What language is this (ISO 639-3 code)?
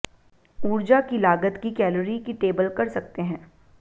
hin